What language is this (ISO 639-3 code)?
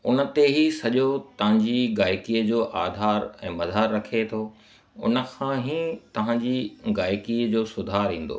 snd